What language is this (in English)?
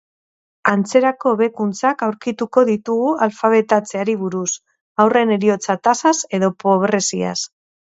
Basque